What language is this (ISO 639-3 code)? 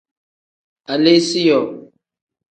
kdh